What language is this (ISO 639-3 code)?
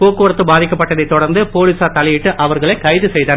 tam